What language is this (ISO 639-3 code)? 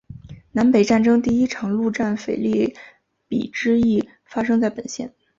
zho